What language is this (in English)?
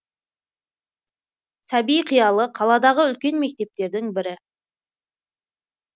Kazakh